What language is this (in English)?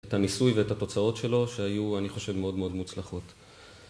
Hebrew